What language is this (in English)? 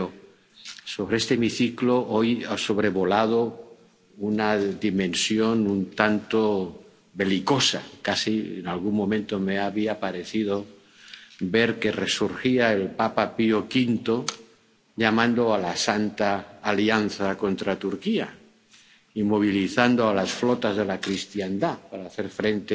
Spanish